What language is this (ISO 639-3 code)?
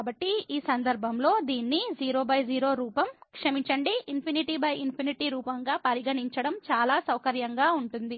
tel